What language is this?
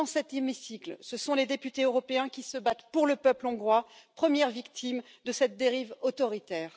French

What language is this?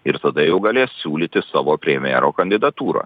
Lithuanian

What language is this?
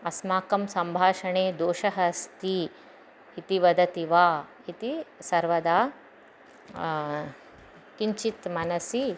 Sanskrit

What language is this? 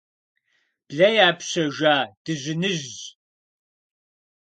Kabardian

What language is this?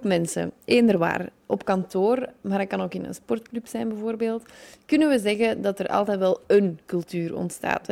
Dutch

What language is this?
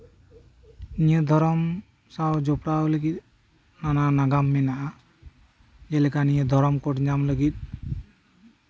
Santali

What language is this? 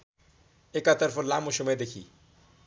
Nepali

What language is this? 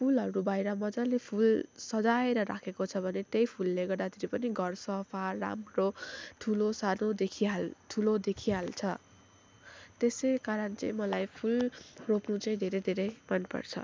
Nepali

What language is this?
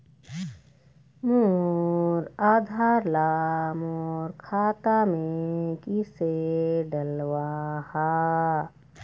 Chhattisgarhi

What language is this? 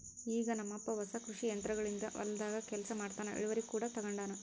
Kannada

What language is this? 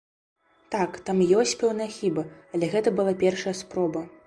Belarusian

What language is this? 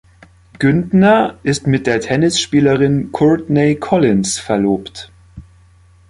German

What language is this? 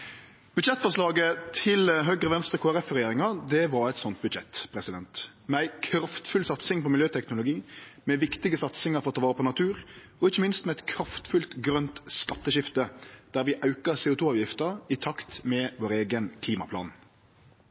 Norwegian Nynorsk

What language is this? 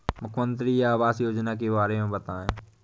Hindi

